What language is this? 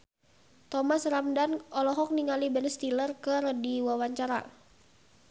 Sundanese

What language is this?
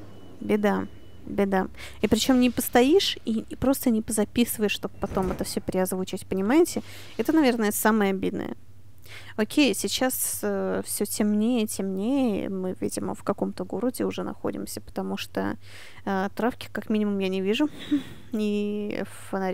Russian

